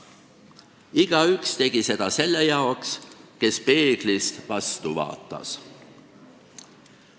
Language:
Estonian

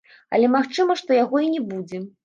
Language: Belarusian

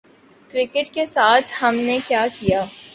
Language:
Urdu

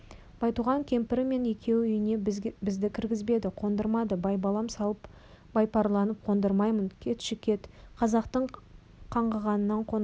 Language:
Kazakh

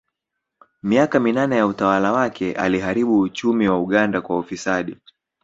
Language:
Swahili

